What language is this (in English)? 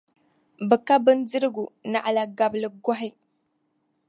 Dagbani